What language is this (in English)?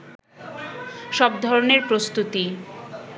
Bangla